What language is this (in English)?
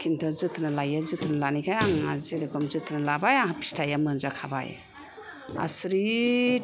Bodo